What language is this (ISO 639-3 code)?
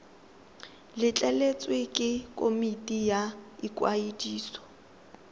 tsn